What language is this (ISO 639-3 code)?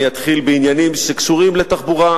heb